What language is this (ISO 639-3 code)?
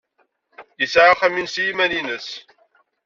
kab